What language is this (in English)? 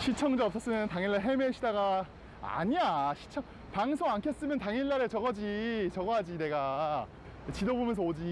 Korean